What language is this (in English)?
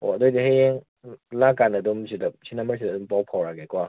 Manipuri